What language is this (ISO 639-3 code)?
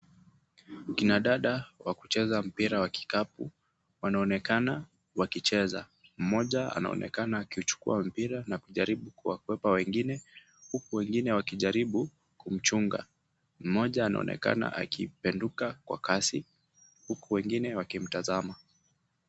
swa